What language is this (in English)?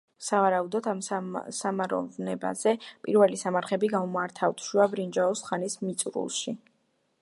Georgian